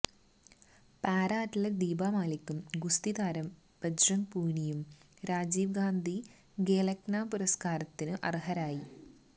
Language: Malayalam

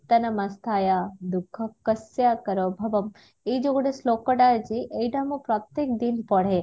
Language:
Odia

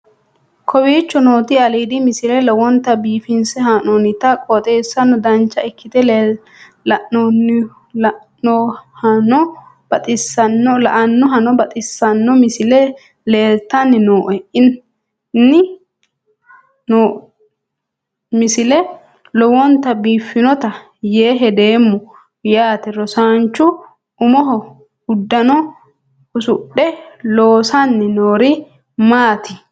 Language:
Sidamo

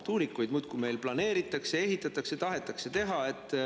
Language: Estonian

